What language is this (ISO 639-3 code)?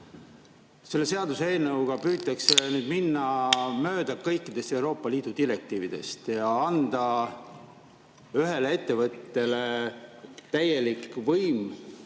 est